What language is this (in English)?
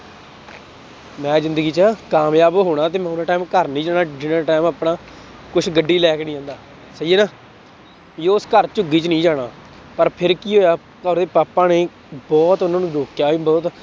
Punjabi